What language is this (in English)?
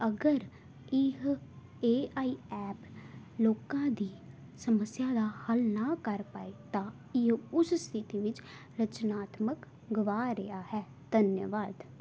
Punjabi